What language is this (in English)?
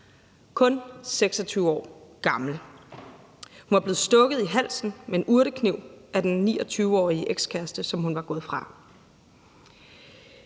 Danish